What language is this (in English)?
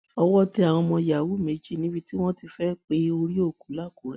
Yoruba